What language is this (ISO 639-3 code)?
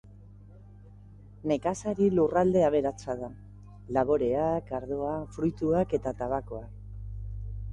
eus